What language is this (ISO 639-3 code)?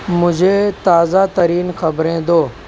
urd